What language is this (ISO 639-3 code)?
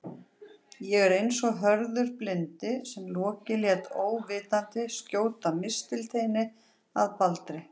isl